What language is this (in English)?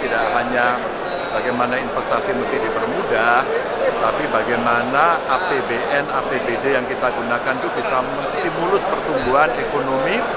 Indonesian